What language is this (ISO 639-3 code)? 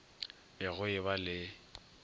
nso